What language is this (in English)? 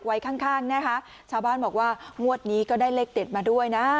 Thai